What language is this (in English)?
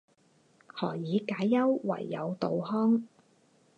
Chinese